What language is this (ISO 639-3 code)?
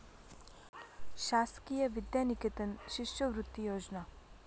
mar